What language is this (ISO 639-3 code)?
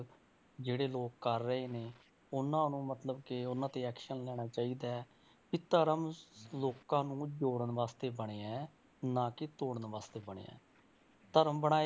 pan